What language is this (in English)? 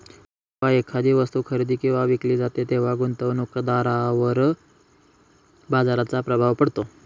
Marathi